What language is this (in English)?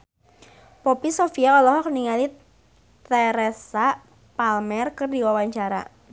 Sundanese